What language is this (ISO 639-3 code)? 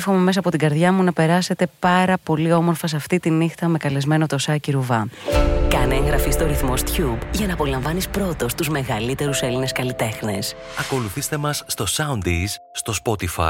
ell